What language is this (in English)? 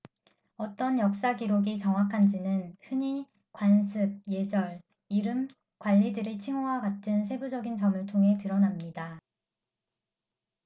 Korean